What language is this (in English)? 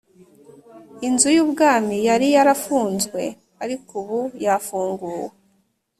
Kinyarwanda